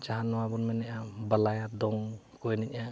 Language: Santali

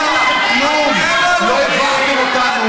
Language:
Hebrew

